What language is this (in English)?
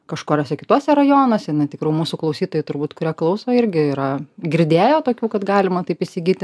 Lithuanian